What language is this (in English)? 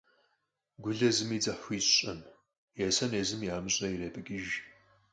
Kabardian